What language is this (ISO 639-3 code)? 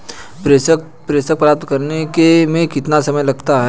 hin